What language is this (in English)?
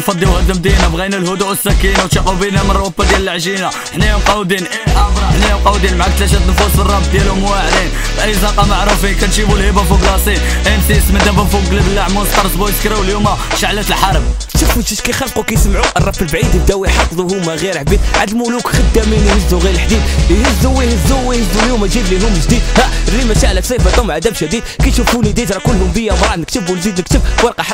Arabic